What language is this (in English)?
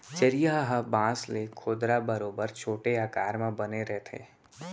Chhattisgarhi